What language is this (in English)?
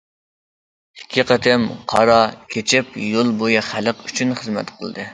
Uyghur